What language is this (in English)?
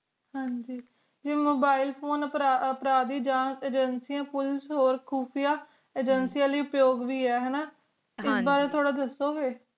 Punjabi